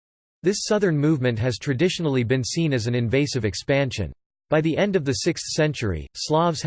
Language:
English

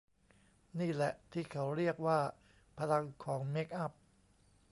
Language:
Thai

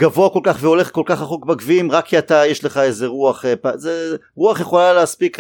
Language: Hebrew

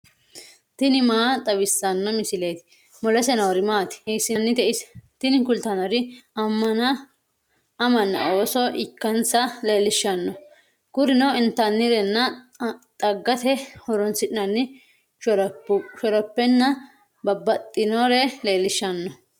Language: Sidamo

